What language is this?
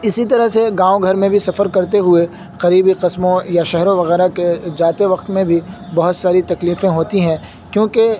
Urdu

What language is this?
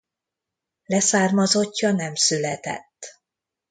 Hungarian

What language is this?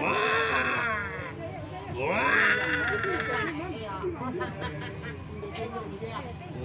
Indonesian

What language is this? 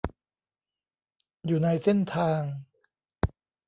Thai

